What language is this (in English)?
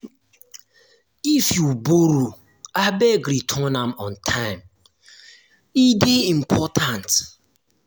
Nigerian Pidgin